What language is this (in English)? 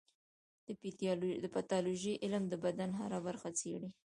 Pashto